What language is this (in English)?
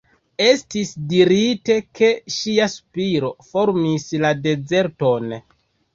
Esperanto